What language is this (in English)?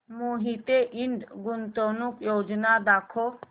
Marathi